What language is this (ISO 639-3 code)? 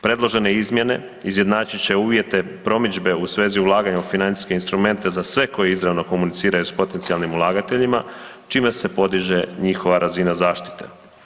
hrv